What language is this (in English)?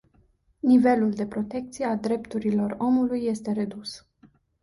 Romanian